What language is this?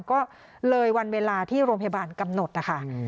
Thai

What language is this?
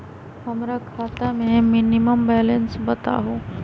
Magahi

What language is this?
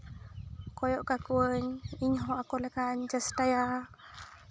Santali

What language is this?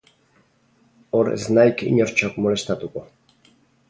Basque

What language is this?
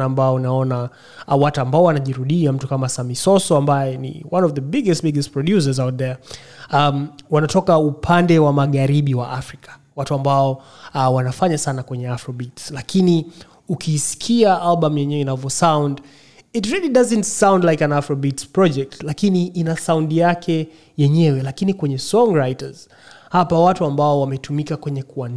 Swahili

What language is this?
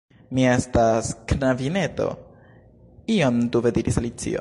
Esperanto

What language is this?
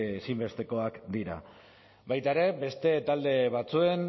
Basque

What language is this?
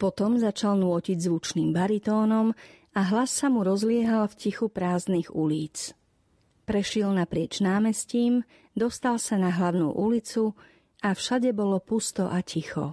Slovak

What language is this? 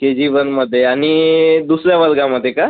Marathi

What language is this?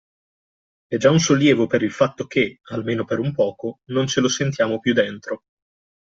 Italian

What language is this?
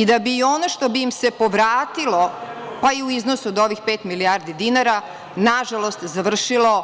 Serbian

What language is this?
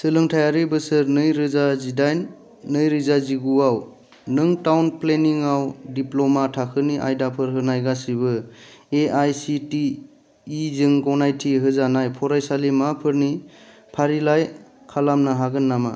Bodo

